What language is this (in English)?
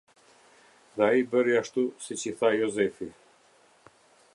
Albanian